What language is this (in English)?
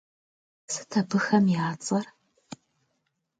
Kabardian